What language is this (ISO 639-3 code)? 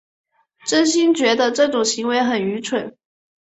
zho